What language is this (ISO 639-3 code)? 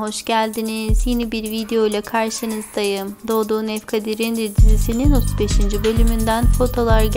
tur